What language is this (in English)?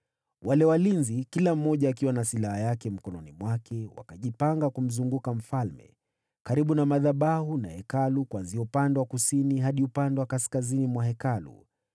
Swahili